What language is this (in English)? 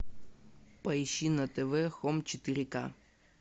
Russian